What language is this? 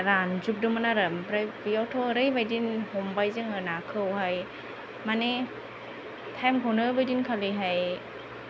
Bodo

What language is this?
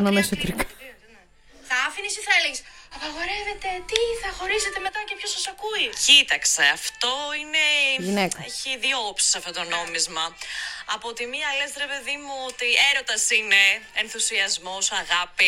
Greek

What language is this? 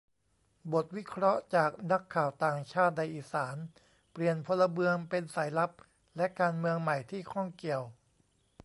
Thai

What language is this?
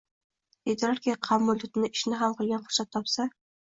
Uzbek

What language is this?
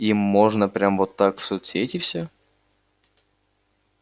Russian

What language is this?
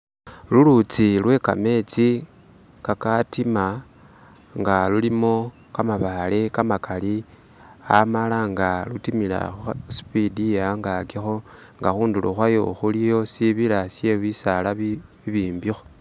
Masaaba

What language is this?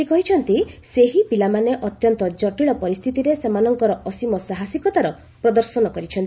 Odia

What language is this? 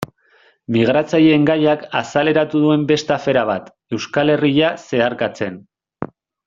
Basque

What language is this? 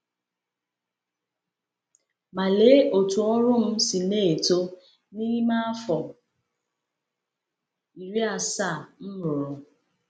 Igbo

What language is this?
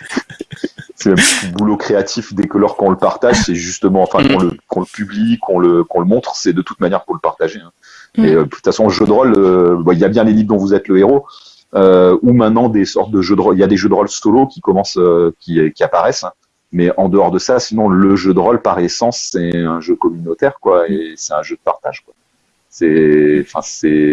French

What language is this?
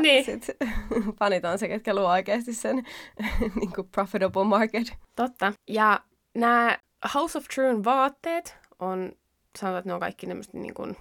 Finnish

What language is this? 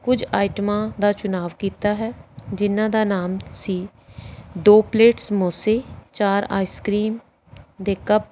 Punjabi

